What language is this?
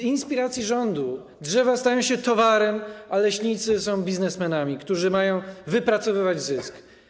Polish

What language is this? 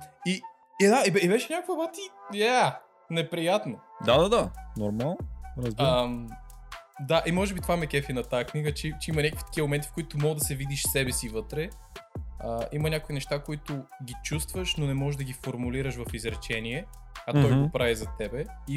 Bulgarian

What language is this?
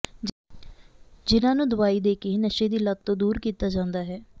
Punjabi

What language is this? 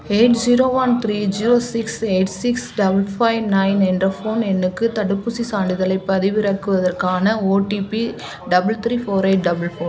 Tamil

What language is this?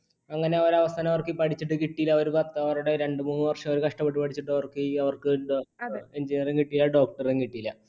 Malayalam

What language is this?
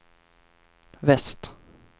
Swedish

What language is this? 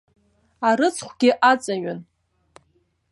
Abkhazian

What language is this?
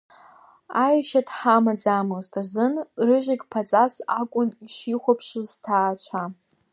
Abkhazian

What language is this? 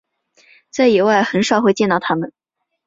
Chinese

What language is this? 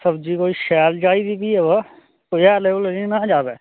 Dogri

